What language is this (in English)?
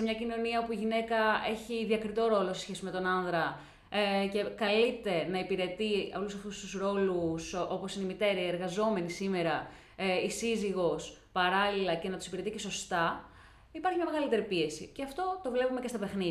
Greek